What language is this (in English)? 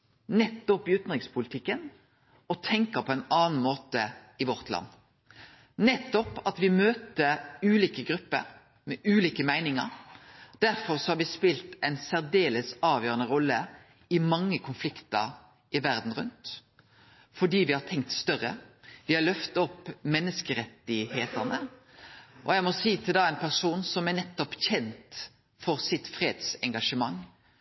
Norwegian Nynorsk